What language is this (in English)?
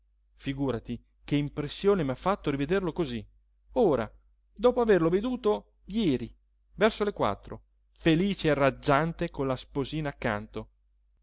Italian